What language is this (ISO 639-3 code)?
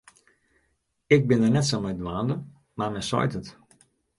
fry